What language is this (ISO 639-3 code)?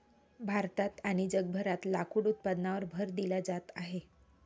mar